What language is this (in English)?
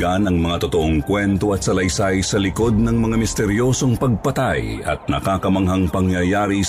Filipino